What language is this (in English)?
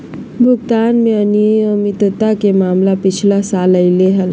Magahi